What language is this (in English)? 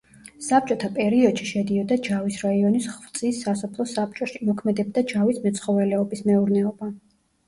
Georgian